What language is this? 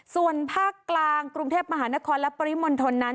Thai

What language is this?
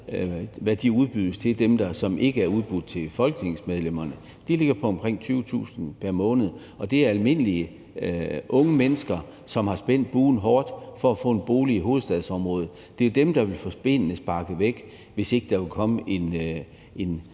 Danish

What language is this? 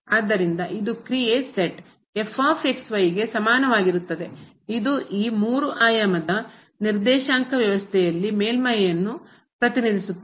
Kannada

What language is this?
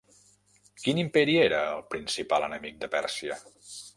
Catalan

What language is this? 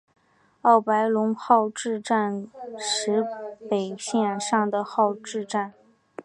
Chinese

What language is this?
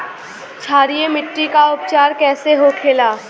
Bhojpuri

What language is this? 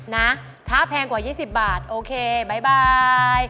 Thai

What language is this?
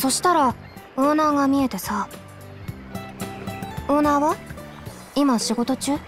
Japanese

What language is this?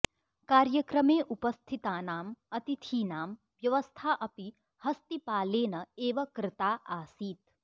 Sanskrit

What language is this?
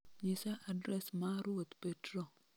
Luo (Kenya and Tanzania)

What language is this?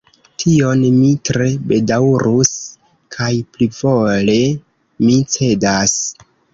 Esperanto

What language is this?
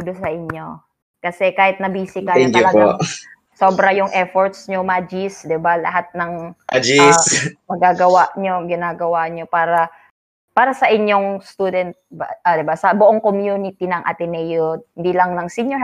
Filipino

